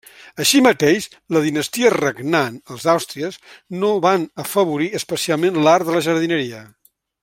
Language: Catalan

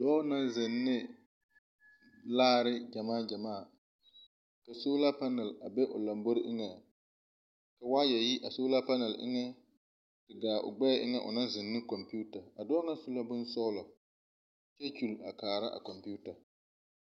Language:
Southern Dagaare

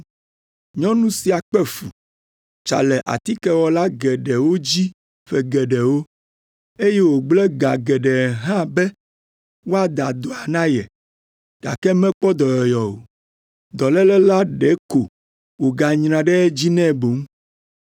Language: Ewe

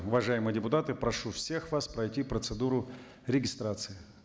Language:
Kazakh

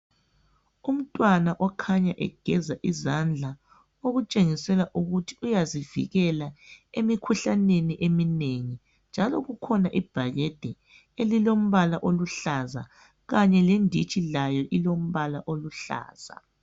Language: North Ndebele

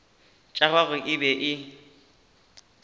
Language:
Northern Sotho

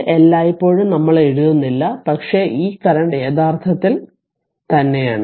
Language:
Malayalam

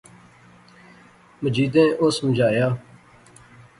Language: Pahari-Potwari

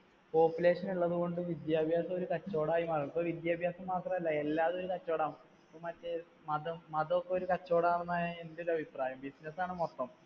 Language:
Malayalam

